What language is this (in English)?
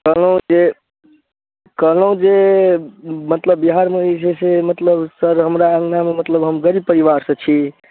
Maithili